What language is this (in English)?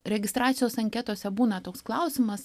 Lithuanian